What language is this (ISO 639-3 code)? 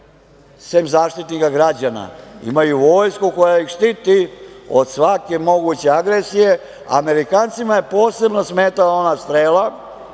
srp